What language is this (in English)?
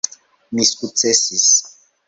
Esperanto